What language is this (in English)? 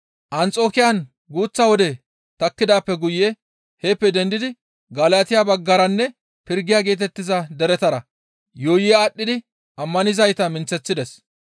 Gamo